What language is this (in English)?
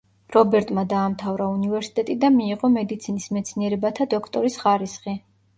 Georgian